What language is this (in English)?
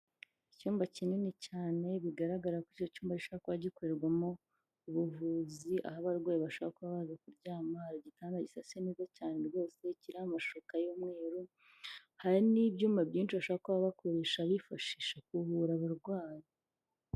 Kinyarwanda